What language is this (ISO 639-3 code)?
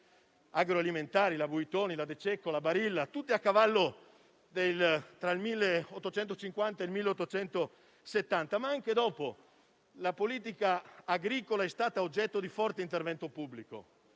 ita